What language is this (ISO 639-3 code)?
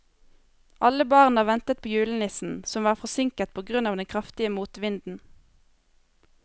nor